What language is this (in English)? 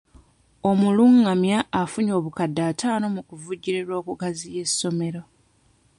Ganda